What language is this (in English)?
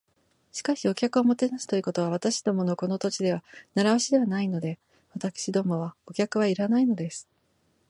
Japanese